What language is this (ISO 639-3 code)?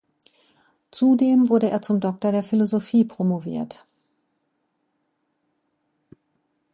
deu